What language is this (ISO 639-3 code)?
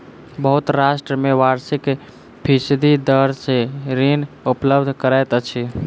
mai